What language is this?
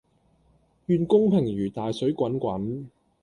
Cantonese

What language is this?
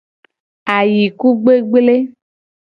Gen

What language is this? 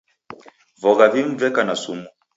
Taita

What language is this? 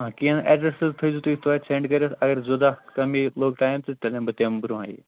Kashmiri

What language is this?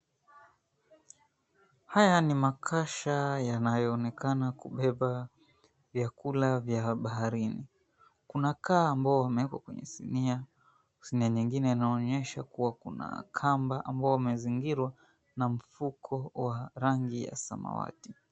Swahili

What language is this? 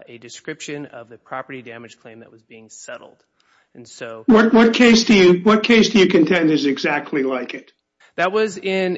English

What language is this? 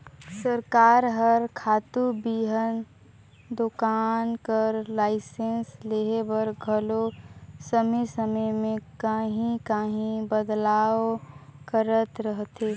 Chhattisgarhi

